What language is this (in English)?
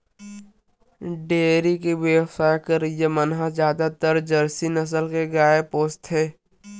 Chhattisgarhi